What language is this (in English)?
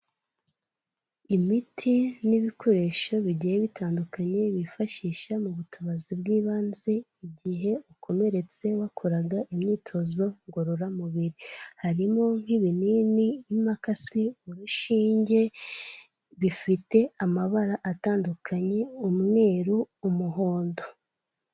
Kinyarwanda